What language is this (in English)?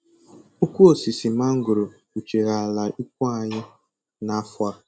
Igbo